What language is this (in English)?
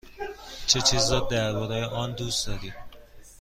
Persian